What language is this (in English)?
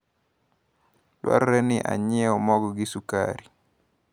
Luo (Kenya and Tanzania)